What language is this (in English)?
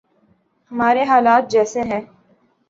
Urdu